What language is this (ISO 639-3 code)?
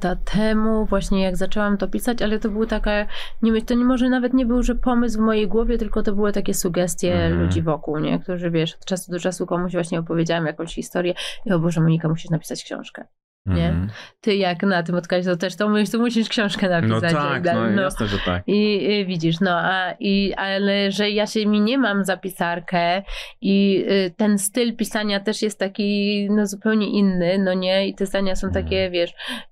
pol